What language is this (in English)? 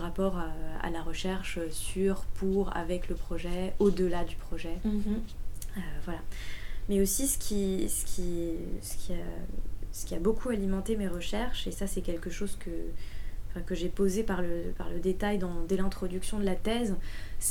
French